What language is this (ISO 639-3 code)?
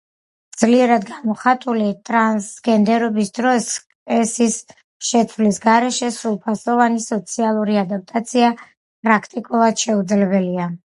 kat